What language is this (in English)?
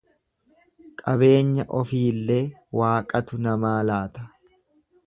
Oromo